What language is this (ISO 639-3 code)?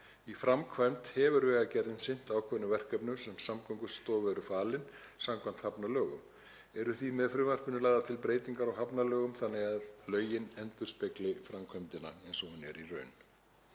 isl